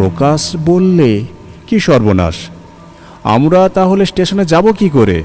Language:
Bangla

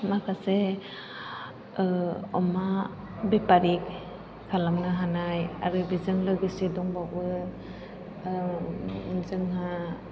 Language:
Bodo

